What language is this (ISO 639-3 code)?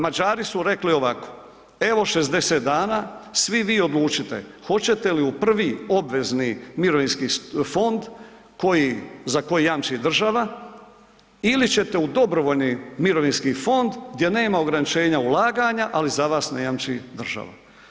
hrv